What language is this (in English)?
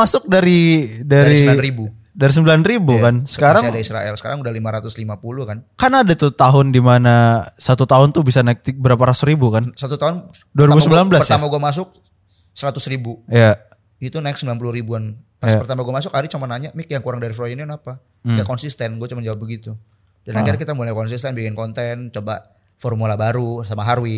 Indonesian